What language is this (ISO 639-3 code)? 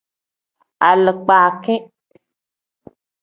kdh